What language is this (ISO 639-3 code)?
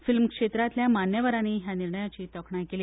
kok